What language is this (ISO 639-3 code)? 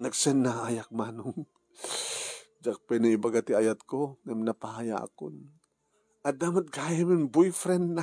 fil